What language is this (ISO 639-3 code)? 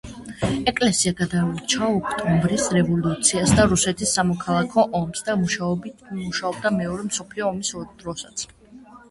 kat